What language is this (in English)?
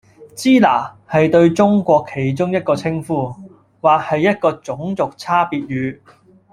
Cantonese